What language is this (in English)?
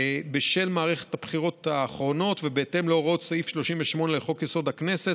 Hebrew